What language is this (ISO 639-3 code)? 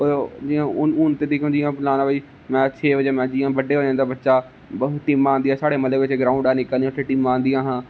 doi